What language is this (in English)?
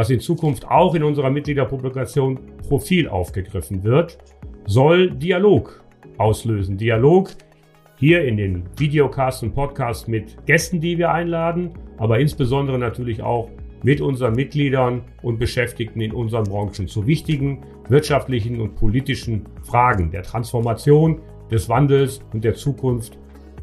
German